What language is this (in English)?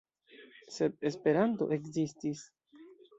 Esperanto